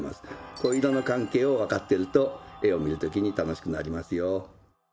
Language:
Japanese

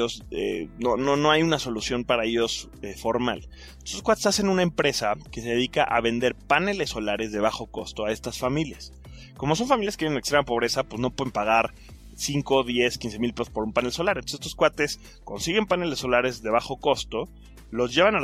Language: Spanish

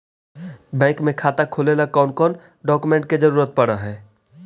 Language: Magahi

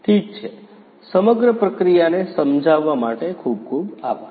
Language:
Gujarati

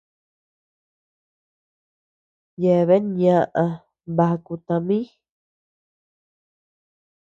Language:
Tepeuxila Cuicatec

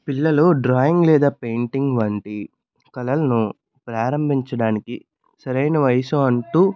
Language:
Telugu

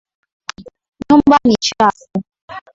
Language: Swahili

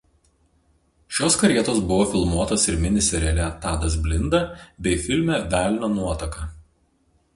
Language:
Lithuanian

